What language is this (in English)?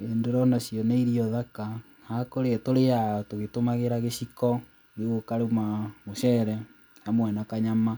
Kikuyu